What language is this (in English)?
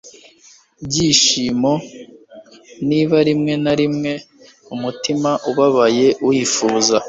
Kinyarwanda